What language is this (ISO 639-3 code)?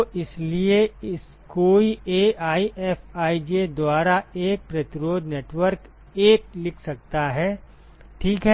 hin